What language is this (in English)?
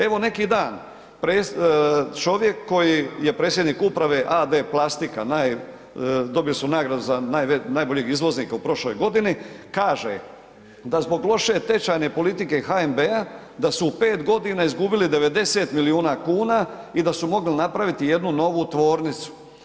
Croatian